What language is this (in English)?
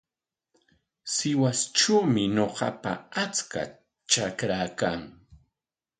Corongo Ancash Quechua